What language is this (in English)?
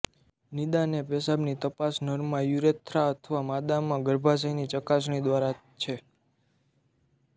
Gujarati